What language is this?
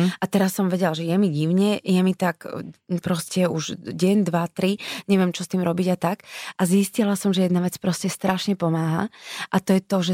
Slovak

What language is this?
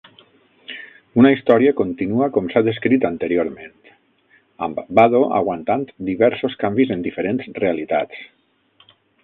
Catalan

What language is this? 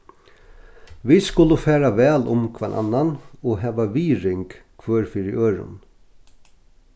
Faroese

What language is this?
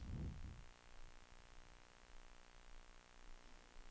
Swedish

